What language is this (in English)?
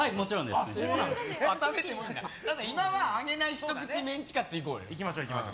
Japanese